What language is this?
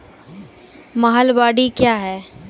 Maithili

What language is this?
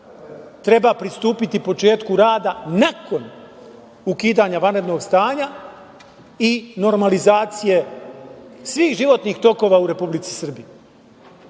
Serbian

